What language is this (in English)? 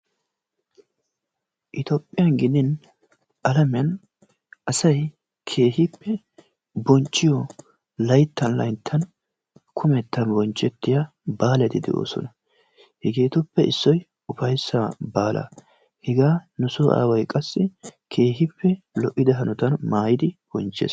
Wolaytta